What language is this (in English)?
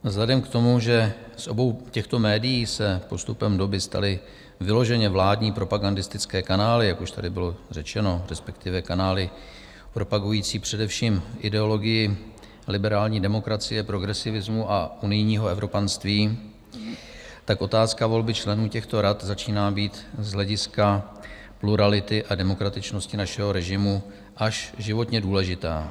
Czech